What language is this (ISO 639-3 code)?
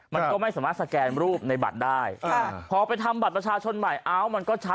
tha